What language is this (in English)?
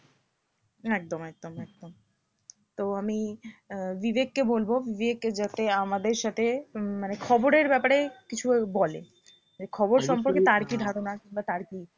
Bangla